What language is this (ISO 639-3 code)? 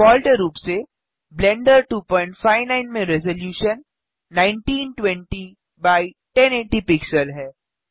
hin